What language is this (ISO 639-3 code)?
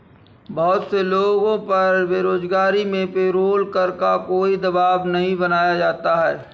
hin